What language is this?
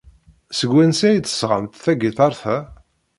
Kabyle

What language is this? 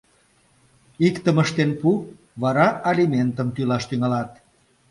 Mari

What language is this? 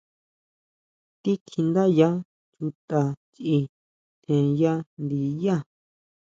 Huautla Mazatec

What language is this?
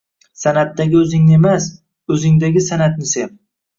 Uzbek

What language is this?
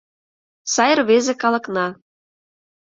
Mari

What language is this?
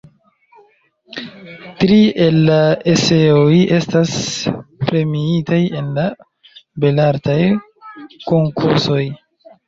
Esperanto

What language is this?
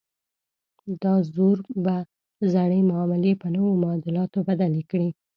Pashto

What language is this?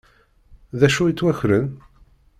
Kabyle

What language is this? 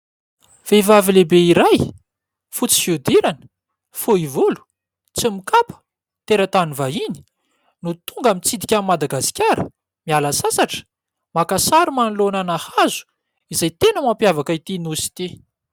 Malagasy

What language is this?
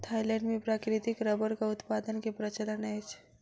Maithili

